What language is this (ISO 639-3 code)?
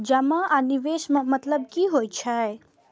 mai